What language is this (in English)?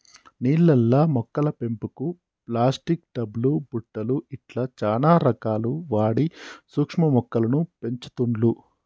Telugu